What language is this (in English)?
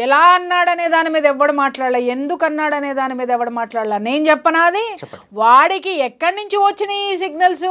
Telugu